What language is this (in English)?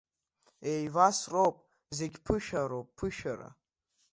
Abkhazian